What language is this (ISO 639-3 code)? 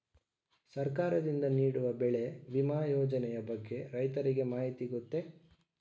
kan